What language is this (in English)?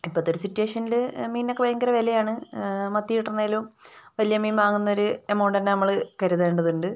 Malayalam